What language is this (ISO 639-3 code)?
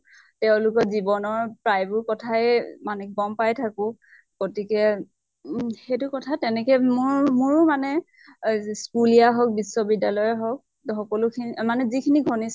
asm